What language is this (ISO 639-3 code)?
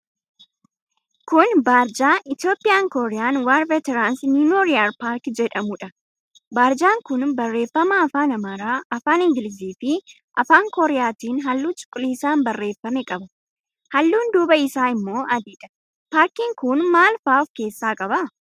orm